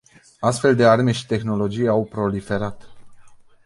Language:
Romanian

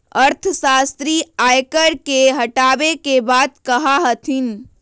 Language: Magahi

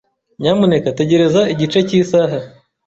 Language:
Kinyarwanda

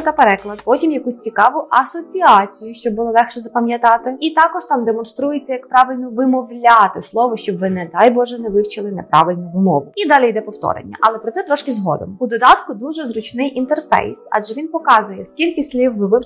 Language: Ukrainian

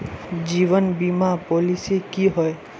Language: Magahi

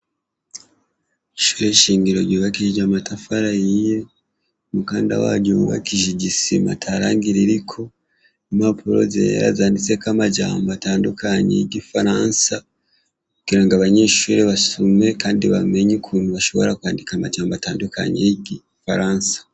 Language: Rundi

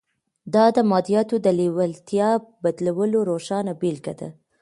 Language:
Pashto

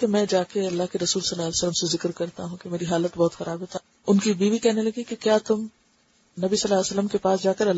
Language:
Urdu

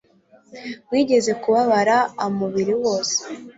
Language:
Kinyarwanda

